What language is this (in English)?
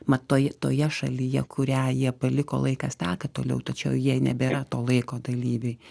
Lithuanian